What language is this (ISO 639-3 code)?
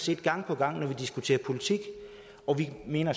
dan